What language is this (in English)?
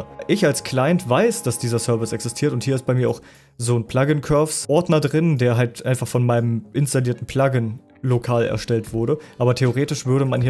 German